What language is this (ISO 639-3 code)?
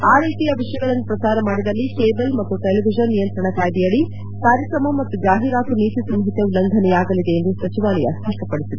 kan